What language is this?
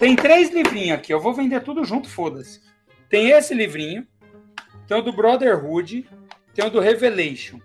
Portuguese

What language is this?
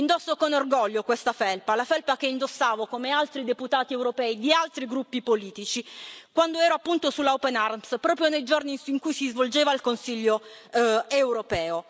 Italian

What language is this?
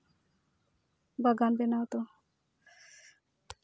Santali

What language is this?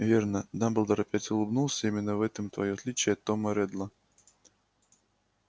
Russian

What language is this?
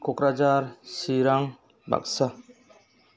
Bodo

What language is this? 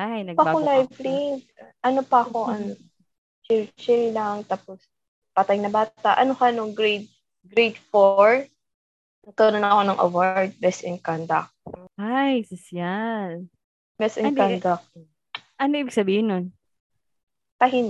Filipino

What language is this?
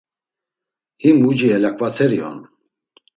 Laz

